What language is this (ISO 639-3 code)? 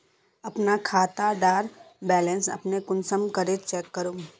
mag